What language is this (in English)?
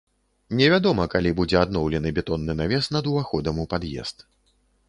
Belarusian